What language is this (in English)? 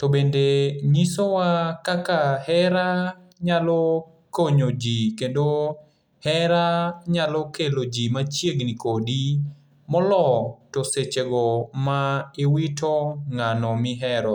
Luo (Kenya and Tanzania)